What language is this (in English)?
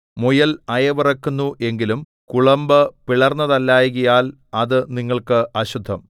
Malayalam